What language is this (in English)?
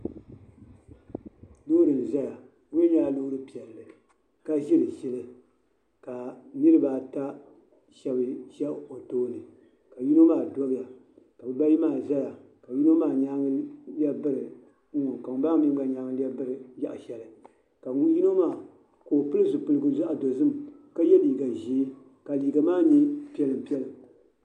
Dagbani